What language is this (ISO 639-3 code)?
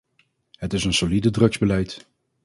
nld